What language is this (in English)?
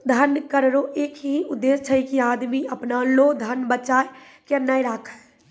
Maithili